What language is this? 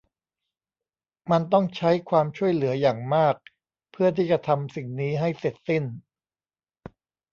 Thai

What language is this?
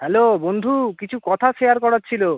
Bangla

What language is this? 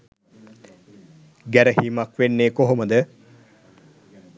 Sinhala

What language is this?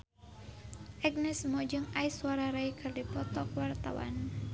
Sundanese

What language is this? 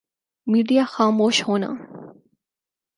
Urdu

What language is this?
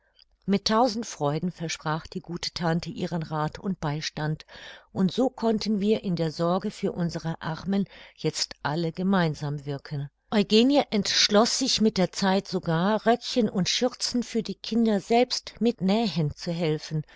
German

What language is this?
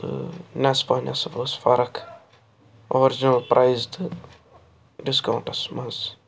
Kashmiri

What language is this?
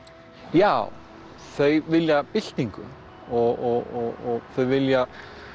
Icelandic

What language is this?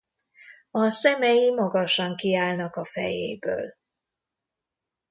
Hungarian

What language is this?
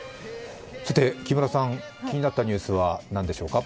Japanese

